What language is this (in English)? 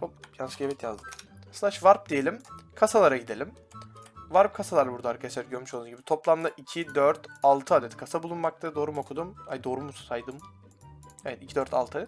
Turkish